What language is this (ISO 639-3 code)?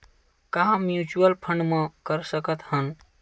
hne